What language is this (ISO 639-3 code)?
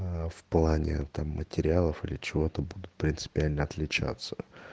rus